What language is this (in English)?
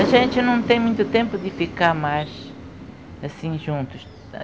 Portuguese